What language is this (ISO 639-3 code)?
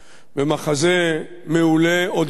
heb